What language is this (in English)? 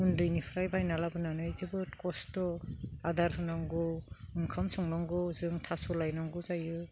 Bodo